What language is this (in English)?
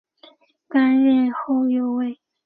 Chinese